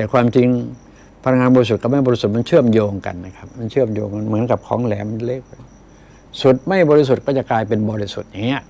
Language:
Thai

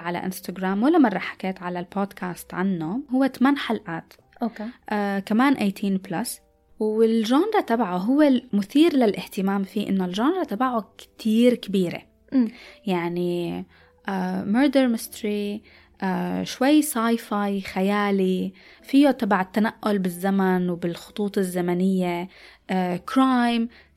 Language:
Arabic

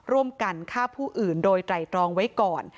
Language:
Thai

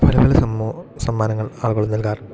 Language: Malayalam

